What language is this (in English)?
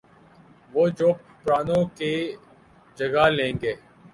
Urdu